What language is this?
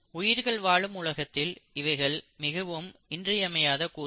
Tamil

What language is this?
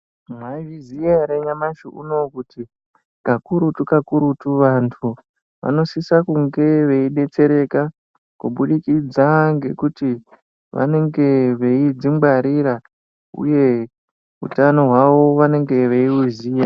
Ndau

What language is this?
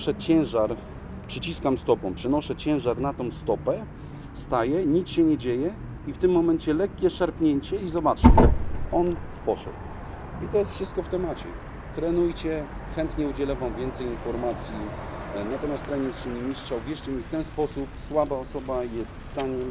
Polish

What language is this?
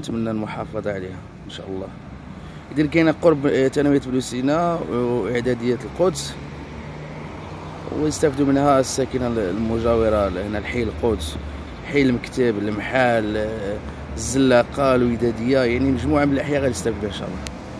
Arabic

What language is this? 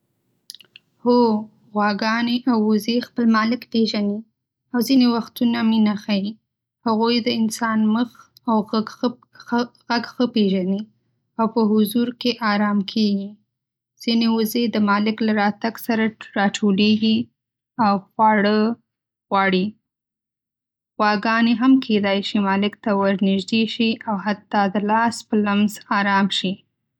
Pashto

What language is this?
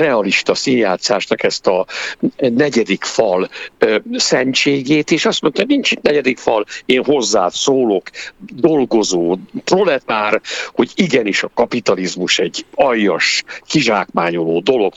Hungarian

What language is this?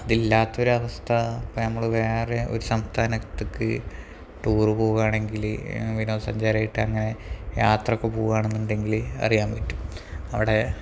Malayalam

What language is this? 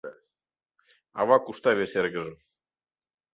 Mari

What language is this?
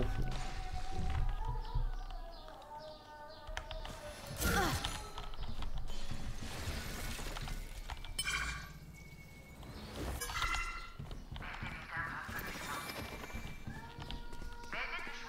Turkish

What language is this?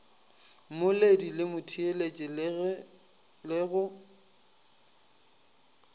Northern Sotho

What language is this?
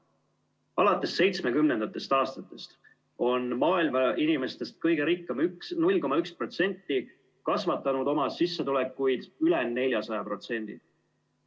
Estonian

